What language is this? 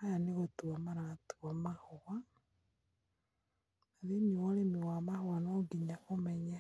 Kikuyu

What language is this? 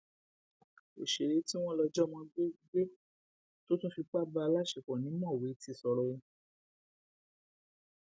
Yoruba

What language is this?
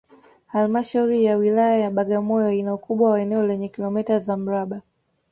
Swahili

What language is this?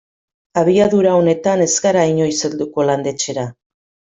Basque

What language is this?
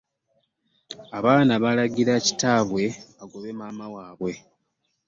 Ganda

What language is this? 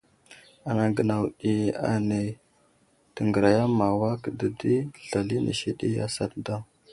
Wuzlam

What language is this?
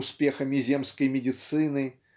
Russian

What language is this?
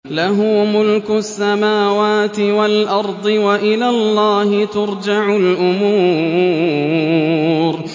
Arabic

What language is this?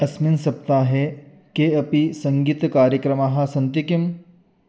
Sanskrit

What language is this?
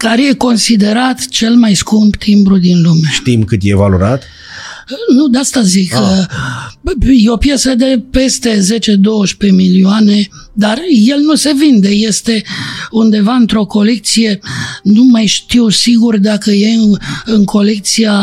Romanian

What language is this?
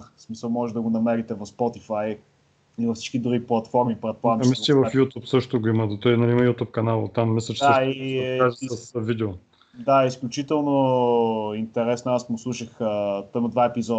Bulgarian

